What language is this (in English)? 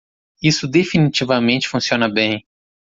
Portuguese